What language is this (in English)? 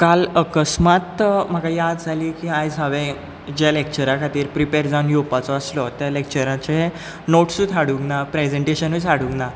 Konkani